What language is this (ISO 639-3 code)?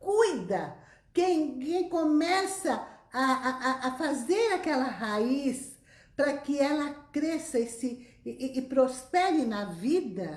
por